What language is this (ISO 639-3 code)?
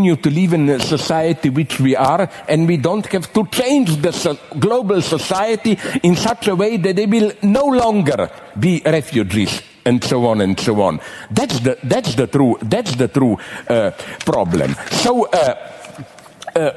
ron